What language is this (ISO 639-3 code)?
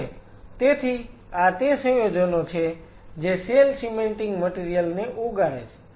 guj